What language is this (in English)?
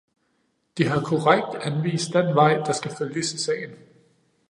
Danish